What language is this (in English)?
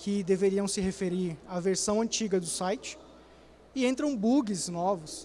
Portuguese